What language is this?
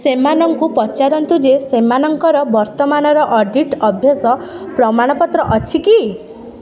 Odia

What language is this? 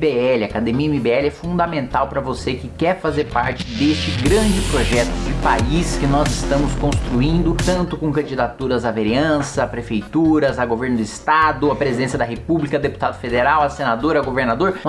Portuguese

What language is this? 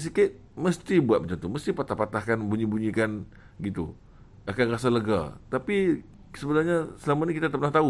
Malay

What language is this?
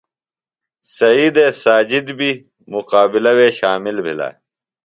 Phalura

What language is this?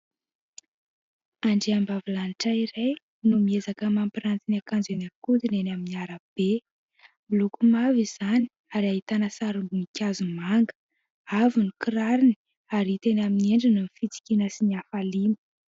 Malagasy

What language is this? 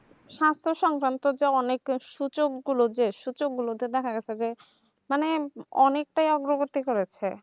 Bangla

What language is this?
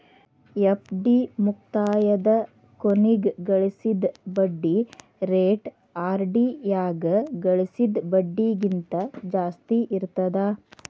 Kannada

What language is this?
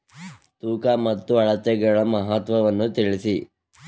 Kannada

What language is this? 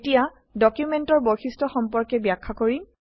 Assamese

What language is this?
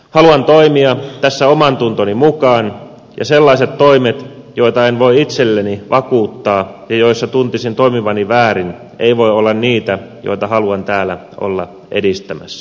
Finnish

